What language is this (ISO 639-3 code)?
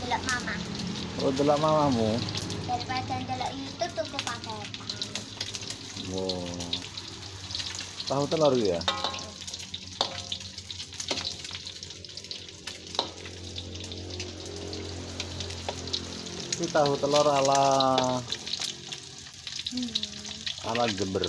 ind